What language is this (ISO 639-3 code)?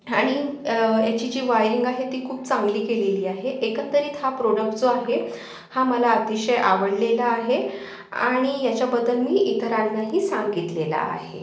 mar